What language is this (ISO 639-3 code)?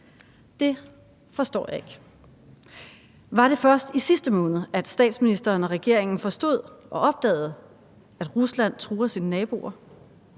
dan